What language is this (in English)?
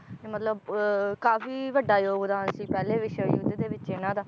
Punjabi